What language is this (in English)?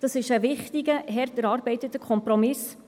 Swiss German